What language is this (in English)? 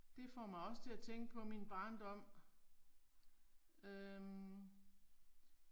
Danish